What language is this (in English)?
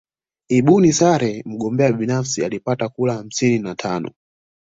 Swahili